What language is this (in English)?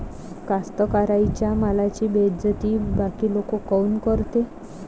Marathi